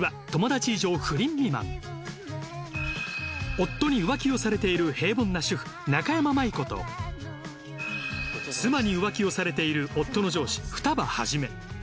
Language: Japanese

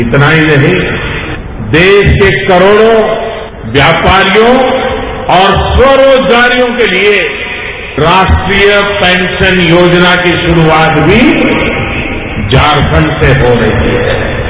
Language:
Hindi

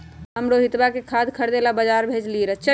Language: Magahi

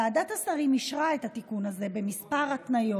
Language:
Hebrew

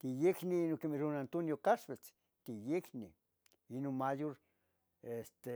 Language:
Tetelcingo Nahuatl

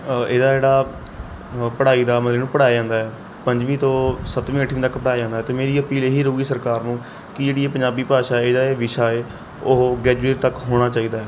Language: Punjabi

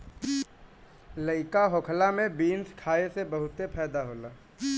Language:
Bhojpuri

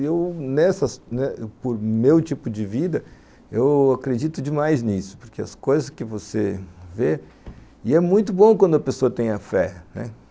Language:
Portuguese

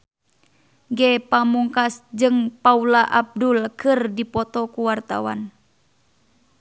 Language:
Sundanese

